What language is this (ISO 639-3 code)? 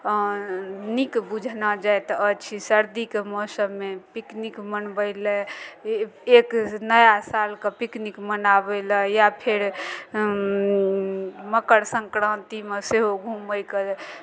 mai